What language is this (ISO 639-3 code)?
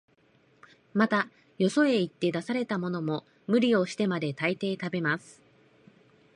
jpn